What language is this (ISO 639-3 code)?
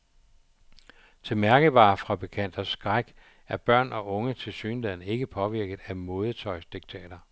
dan